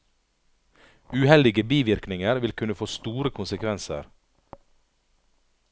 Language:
Norwegian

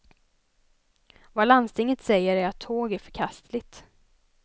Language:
Swedish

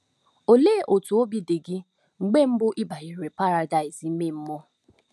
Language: Igbo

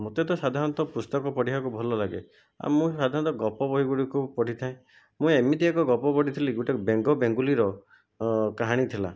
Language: Odia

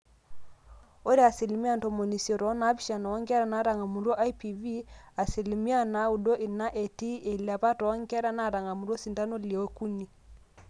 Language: Masai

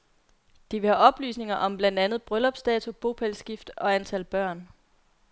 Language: Danish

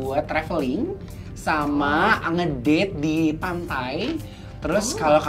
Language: Indonesian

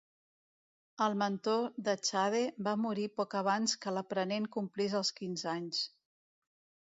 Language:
Catalan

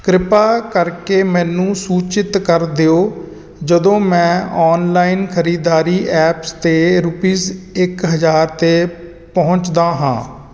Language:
Punjabi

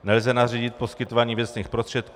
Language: Czech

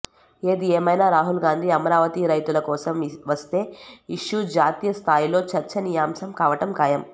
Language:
Telugu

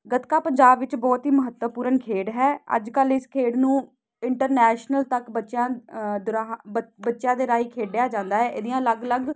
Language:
Punjabi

